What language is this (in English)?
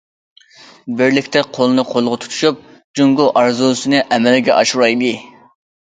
Uyghur